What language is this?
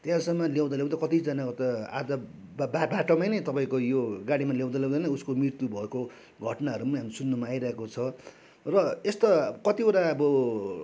Nepali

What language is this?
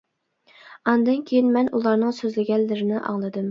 Uyghur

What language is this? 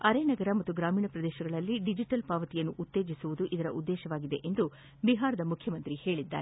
Kannada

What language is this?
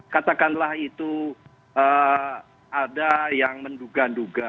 Indonesian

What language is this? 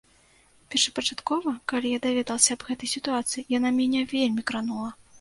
Belarusian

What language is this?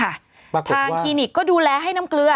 Thai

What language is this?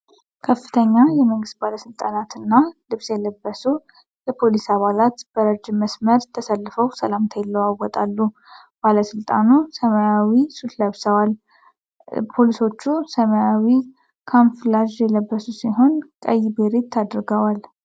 Amharic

